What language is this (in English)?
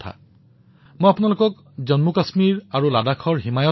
Assamese